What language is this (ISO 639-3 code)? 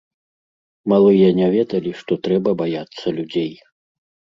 bel